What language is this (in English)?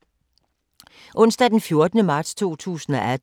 Danish